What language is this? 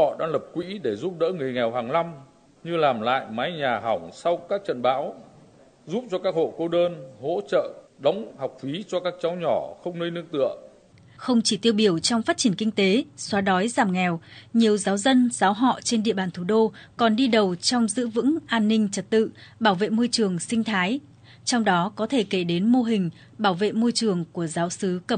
Vietnamese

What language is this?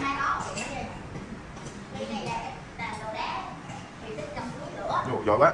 Vietnamese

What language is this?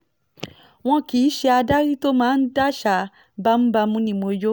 Yoruba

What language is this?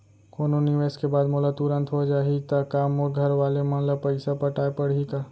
Chhattisgarhi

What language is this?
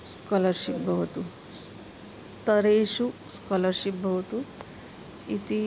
Sanskrit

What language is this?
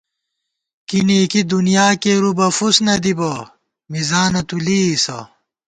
Gawar-Bati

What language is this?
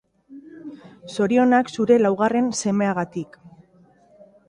Basque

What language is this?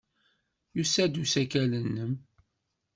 Kabyle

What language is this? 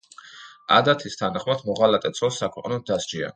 Georgian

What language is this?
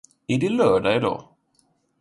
Swedish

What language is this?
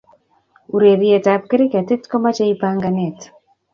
Kalenjin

